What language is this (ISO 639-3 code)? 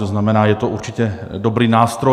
ces